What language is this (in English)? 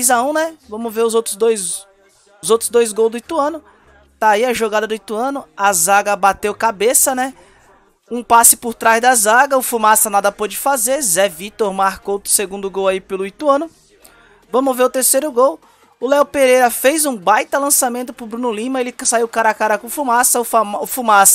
Portuguese